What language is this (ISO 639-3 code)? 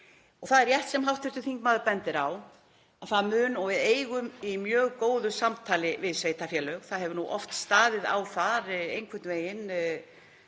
isl